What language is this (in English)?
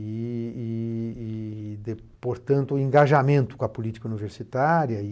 Portuguese